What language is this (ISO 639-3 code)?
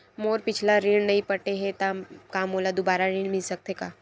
hne